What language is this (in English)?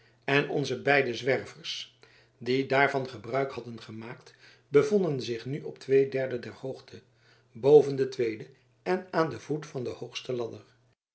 Dutch